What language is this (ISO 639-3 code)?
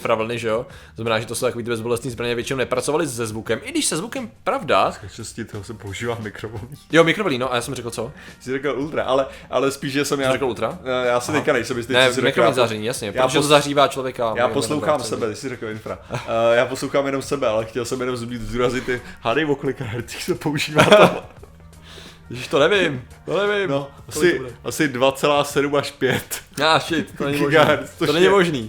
ces